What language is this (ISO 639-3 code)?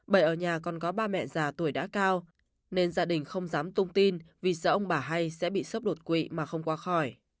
vie